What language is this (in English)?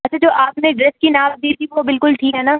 Urdu